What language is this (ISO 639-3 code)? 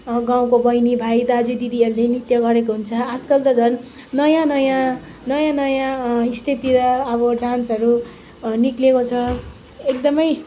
nep